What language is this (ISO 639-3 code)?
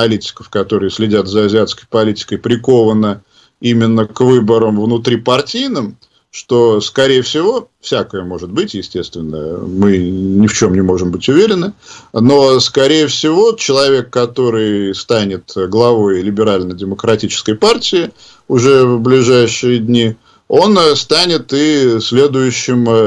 rus